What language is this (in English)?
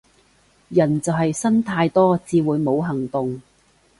Cantonese